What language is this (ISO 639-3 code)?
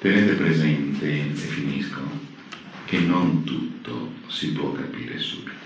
ita